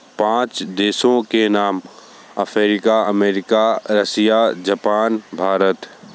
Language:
Hindi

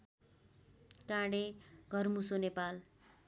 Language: Nepali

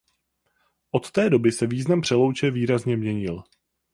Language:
Czech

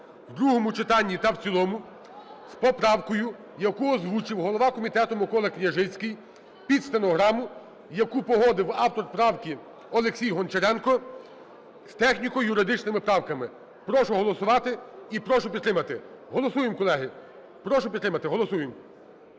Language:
Ukrainian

